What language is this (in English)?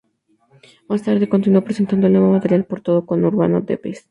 Spanish